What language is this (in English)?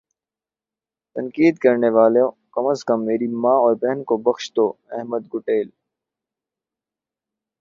Urdu